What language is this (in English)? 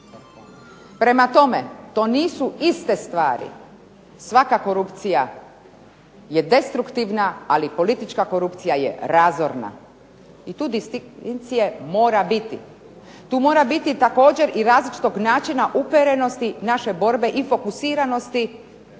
Croatian